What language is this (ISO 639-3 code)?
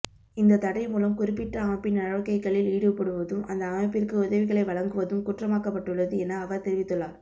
tam